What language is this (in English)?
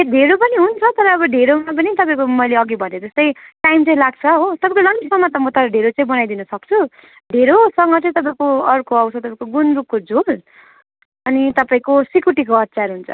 Nepali